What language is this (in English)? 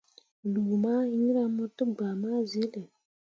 Mundang